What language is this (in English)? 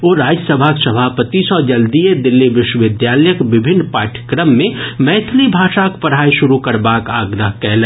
Maithili